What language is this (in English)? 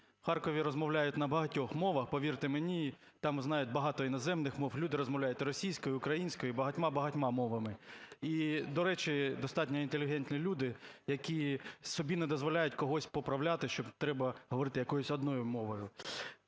Ukrainian